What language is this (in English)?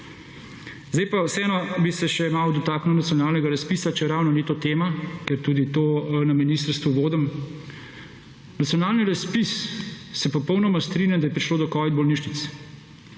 Slovenian